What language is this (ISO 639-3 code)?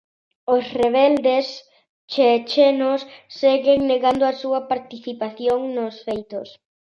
glg